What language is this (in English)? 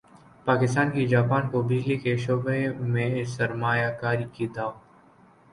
Urdu